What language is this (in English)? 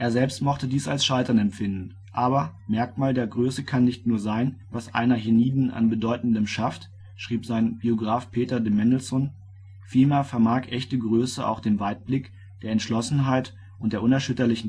German